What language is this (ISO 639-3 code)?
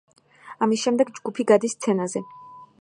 kat